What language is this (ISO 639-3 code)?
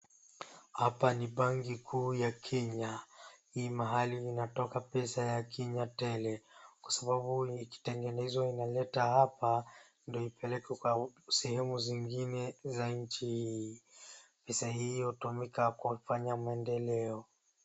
swa